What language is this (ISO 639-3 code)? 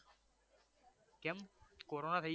guj